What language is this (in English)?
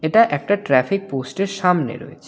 Bangla